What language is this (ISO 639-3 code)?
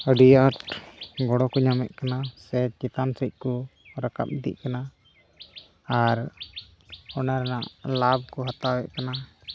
sat